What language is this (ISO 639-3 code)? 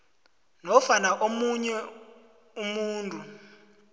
nbl